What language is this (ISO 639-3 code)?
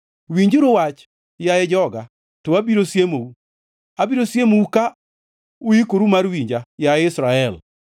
luo